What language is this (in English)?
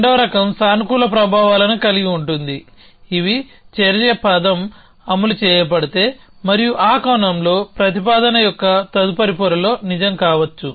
Telugu